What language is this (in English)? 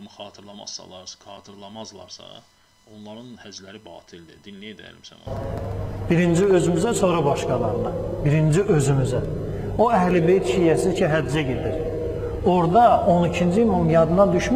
Turkish